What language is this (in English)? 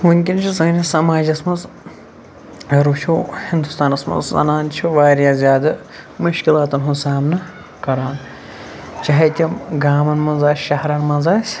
Kashmiri